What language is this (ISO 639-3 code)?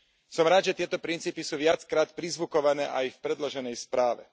slk